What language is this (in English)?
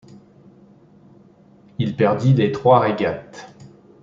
French